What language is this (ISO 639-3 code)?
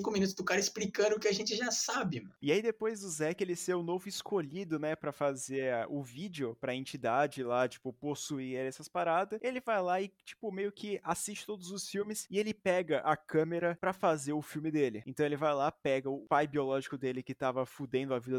por